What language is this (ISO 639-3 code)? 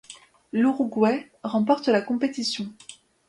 fra